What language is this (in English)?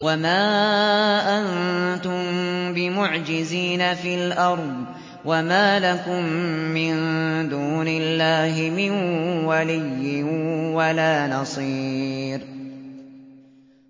Arabic